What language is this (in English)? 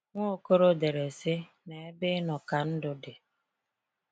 Igbo